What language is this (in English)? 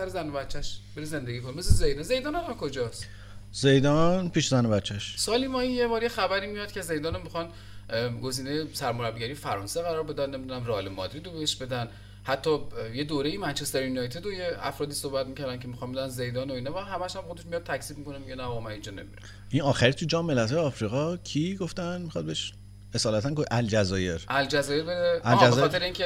Persian